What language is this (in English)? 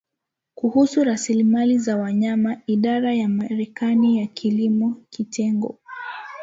Swahili